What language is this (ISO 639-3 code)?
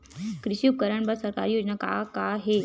hne